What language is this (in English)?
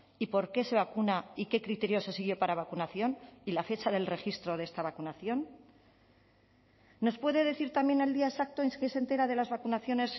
Spanish